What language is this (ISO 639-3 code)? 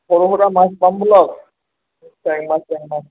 asm